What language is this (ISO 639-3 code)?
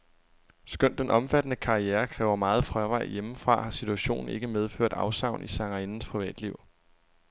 dan